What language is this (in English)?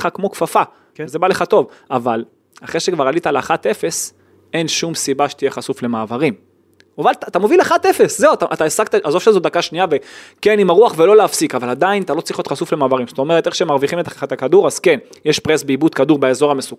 Hebrew